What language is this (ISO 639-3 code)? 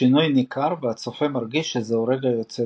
heb